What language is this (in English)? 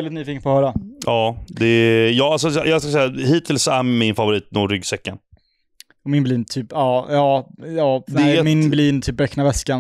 Swedish